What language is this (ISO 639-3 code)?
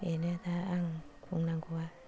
brx